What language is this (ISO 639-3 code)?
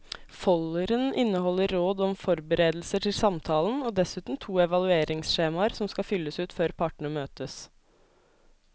nor